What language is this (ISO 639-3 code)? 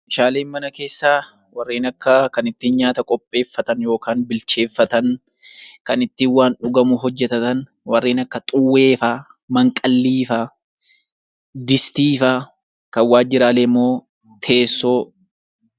orm